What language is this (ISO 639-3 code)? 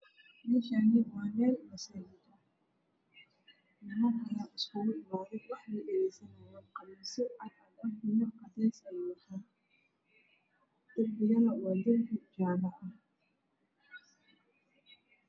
som